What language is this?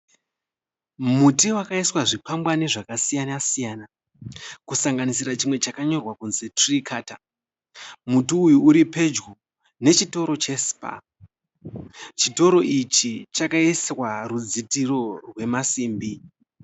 Shona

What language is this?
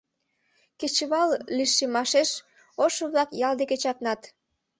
Mari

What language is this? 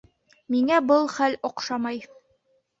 Bashkir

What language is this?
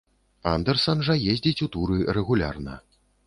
Belarusian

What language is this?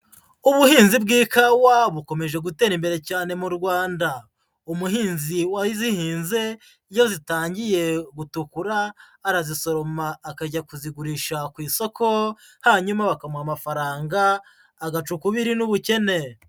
Kinyarwanda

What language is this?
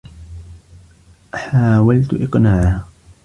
Arabic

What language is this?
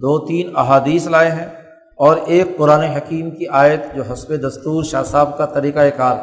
Urdu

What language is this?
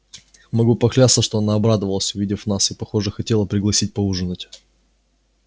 Russian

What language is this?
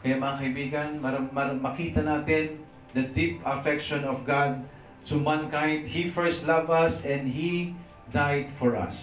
Filipino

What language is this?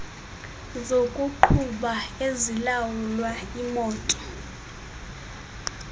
Xhosa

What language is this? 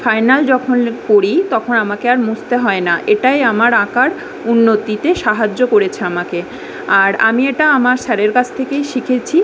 Bangla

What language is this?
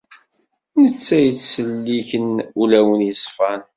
Kabyle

